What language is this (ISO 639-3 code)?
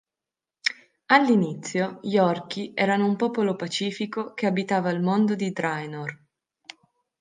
ita